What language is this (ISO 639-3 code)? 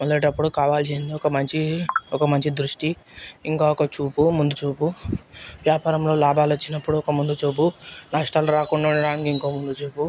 tel